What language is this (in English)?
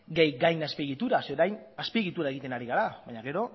Basque